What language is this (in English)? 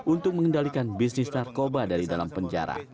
Indonesian